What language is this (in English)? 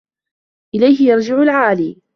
Arabic